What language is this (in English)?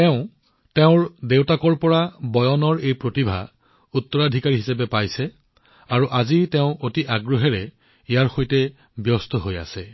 Assamese